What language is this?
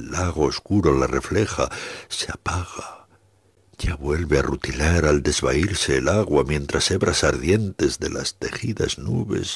Spanish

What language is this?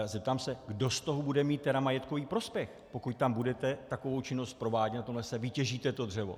Czech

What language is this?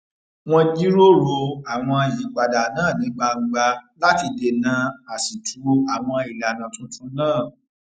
Yoruba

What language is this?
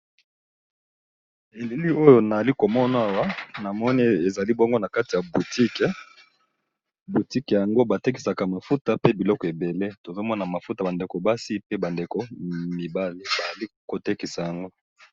Lingala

